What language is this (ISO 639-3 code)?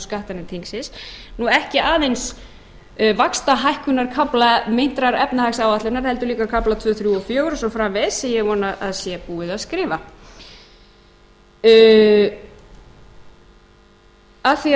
isl